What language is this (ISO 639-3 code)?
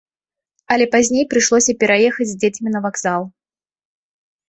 bel